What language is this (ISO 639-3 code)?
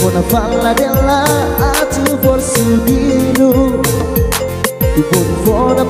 ind